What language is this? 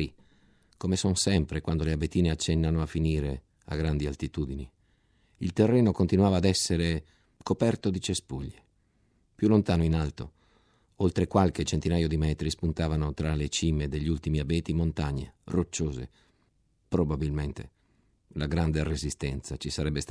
Italian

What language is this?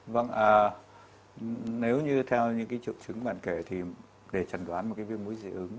Vietnamese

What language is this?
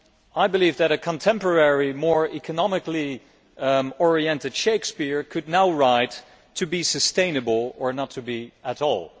English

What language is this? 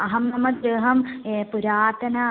Sanskrit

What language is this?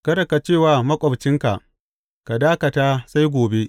Hausa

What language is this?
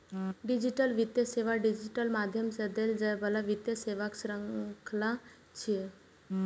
Maithili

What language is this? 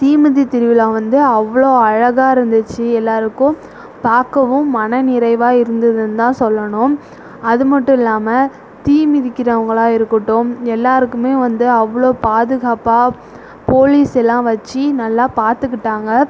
Tamil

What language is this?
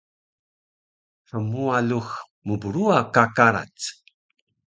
Taroko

